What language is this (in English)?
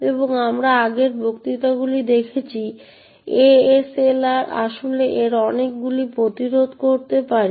Bangla